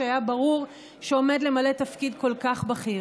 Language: Hebrew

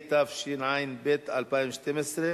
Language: Hebrew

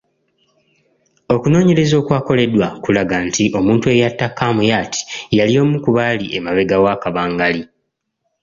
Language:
Ganda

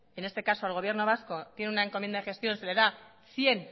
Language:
Spanish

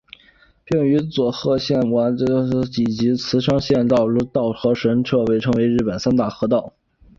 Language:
Chinese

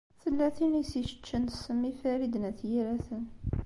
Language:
Kabyle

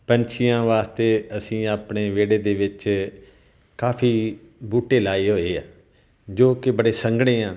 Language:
Punjabi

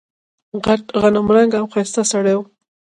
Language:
Pashto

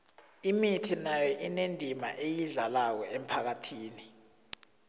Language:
South Ndebele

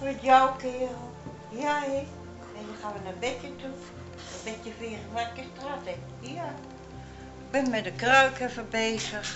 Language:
Dutch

